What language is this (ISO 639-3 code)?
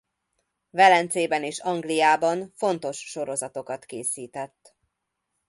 hun